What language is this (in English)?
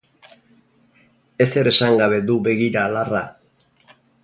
Basque